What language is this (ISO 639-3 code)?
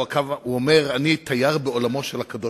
heb